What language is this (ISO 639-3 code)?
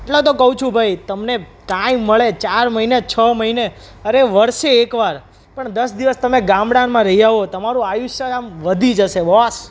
guj